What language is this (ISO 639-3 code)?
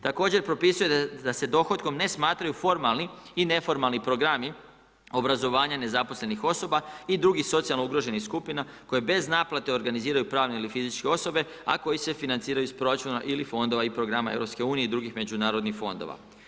hrv